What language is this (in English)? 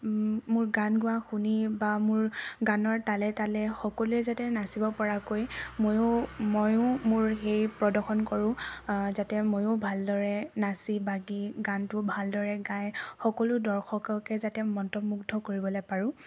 Assamese